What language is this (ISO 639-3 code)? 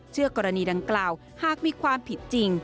tha